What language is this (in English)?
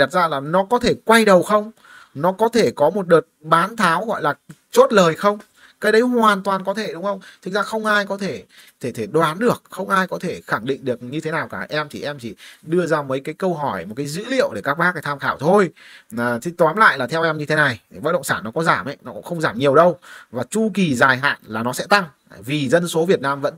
Vietnamese